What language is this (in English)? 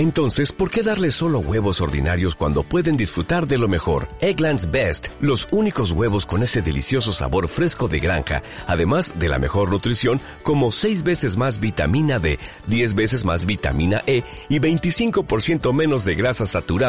Spanish